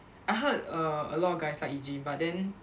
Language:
English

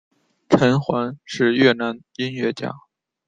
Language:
Chinese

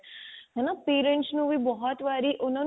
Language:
Punjabi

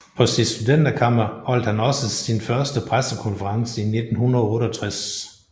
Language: Danish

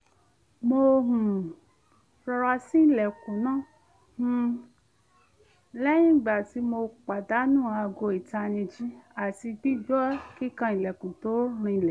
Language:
Yoruba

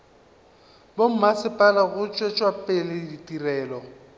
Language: Northern Sotho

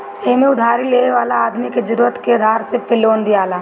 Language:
Bhojpuri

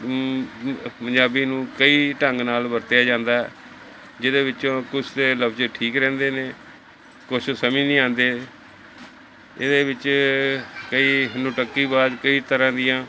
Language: Punjabi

